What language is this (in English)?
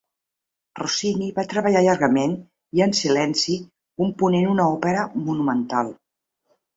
Catalan